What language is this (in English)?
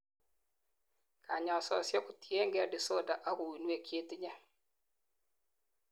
Kalenjin